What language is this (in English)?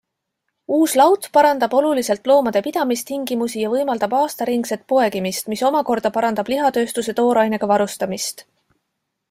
Estonian